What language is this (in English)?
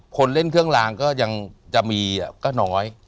Thai